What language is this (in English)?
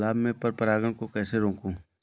Hindi